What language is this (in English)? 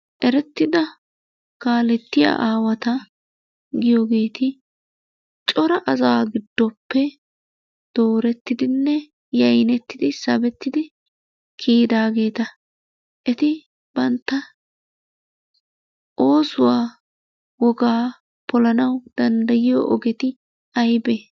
Wolaytta